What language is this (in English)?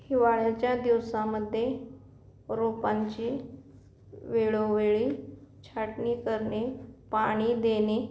Marathi